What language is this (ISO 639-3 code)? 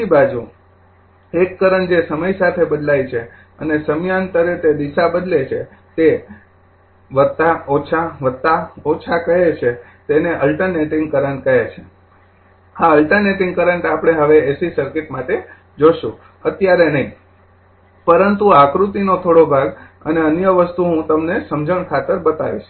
guj